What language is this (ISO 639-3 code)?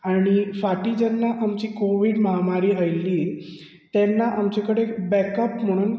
kok